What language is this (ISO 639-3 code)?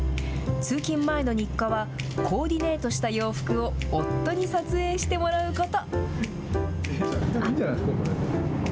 jpn